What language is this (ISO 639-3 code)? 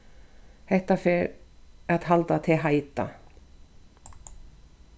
fao